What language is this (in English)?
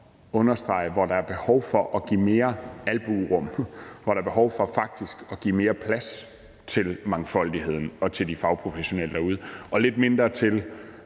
Danish